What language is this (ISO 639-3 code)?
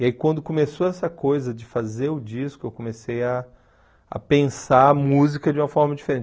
por